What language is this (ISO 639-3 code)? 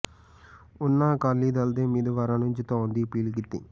pan